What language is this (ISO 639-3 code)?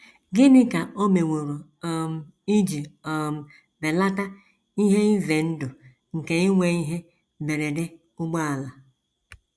ibo